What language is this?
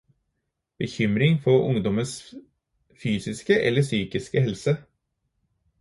Norwegian Bokmål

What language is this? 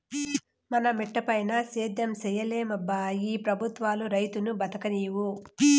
Telugu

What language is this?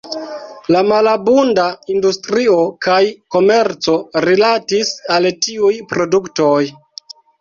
Esperanto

